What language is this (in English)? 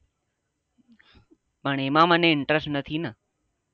Gujarati